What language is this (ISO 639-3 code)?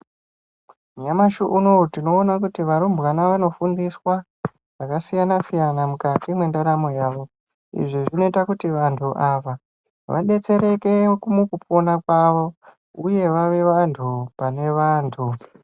ndc